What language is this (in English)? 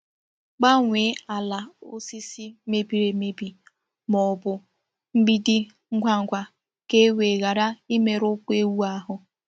Igbo